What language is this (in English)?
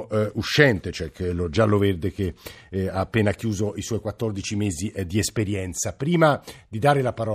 Italian